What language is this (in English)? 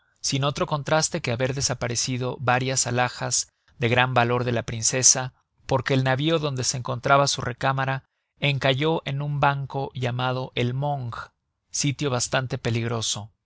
Spanish